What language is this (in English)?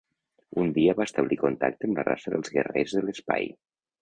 Catalan